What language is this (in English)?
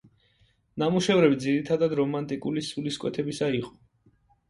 Georgian